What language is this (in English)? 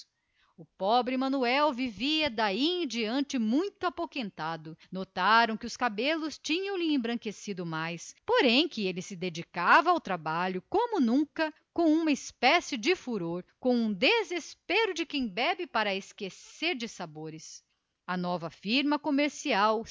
Portuguese